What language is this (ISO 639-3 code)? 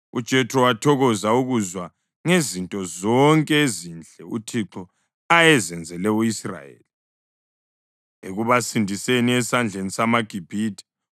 nde